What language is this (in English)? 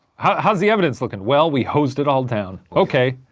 English